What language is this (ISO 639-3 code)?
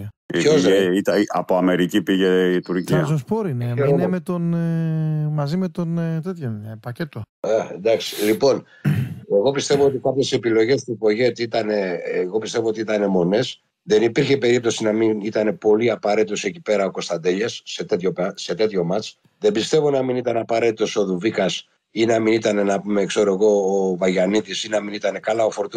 ell